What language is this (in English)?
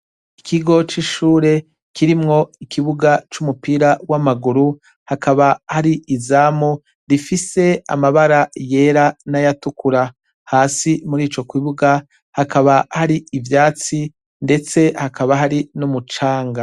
Rundi